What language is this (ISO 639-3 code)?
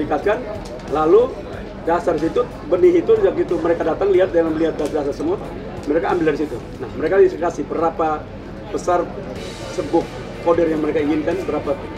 ind